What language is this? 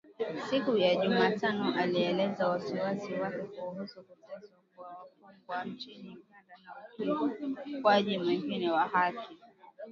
Swahili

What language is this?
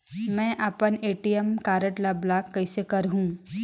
Chhattisgarhi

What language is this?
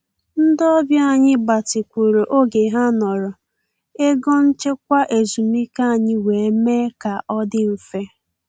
Igbo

